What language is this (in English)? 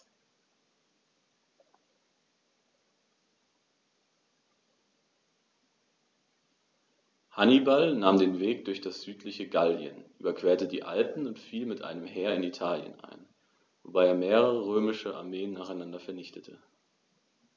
German